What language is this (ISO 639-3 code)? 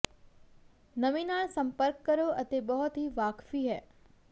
pan